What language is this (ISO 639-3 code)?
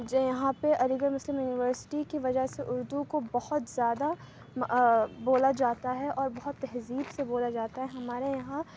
urd